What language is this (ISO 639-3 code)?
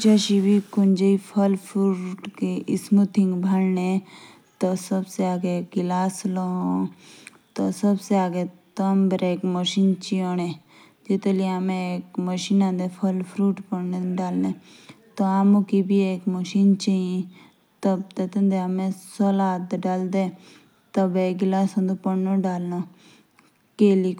jns